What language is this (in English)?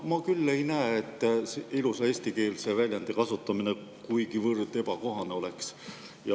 Estonian